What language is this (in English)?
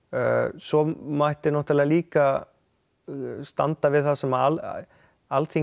Icelandic